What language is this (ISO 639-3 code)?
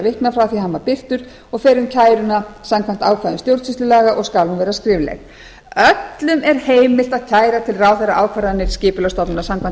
isl